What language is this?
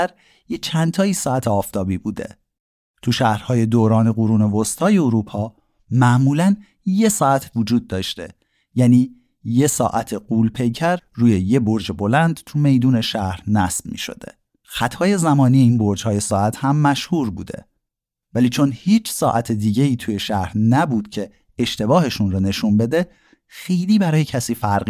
Persian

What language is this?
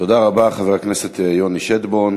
Hebrew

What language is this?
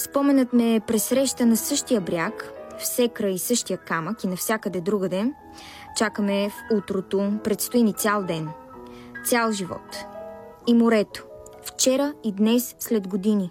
Bulgarian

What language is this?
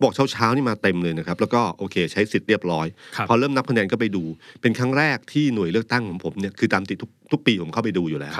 Thai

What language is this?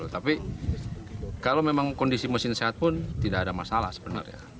Indonesian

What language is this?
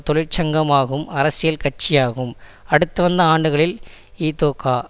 Tamil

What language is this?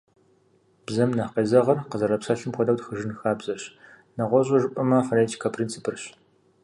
Kabardian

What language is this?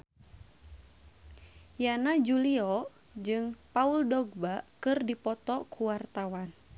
Sundanese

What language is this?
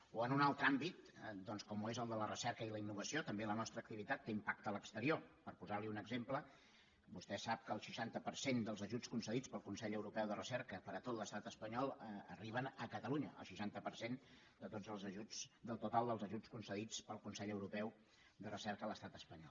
Catalan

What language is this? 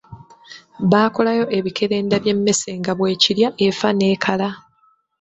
Ganda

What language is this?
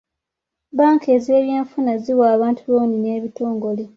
Ganda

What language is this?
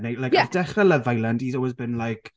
Welsh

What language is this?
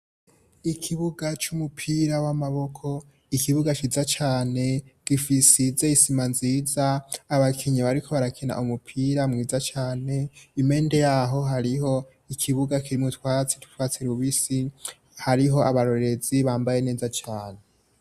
Rundi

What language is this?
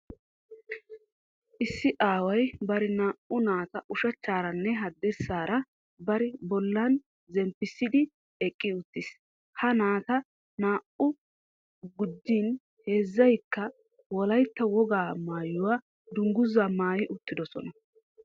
Wolaytta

